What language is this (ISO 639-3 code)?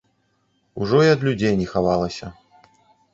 bel